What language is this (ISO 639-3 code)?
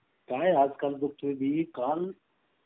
mar